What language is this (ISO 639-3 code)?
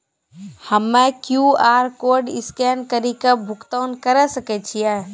mai